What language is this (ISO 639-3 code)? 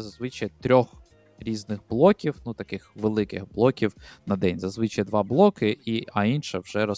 ukr